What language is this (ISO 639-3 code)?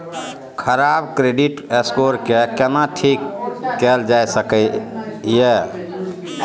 mai